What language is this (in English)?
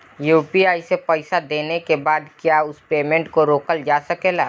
Bhojpuri